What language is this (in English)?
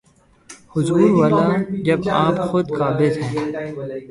Urdu